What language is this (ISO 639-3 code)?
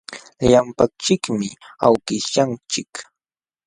qxw